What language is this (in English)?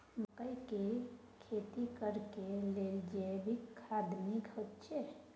Maithili